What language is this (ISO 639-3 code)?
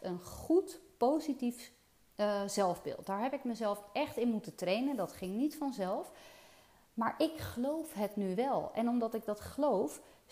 nld